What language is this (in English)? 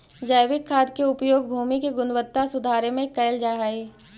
Magahi